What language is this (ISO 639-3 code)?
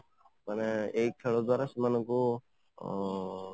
ori